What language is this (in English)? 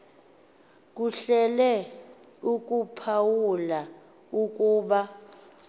Xhosa